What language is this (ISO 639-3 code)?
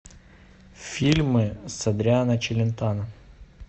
rus